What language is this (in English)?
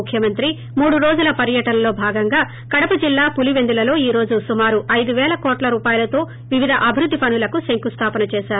Telugu